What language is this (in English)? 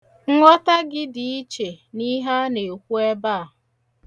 Igbo